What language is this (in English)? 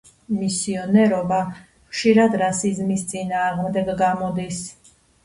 Georgian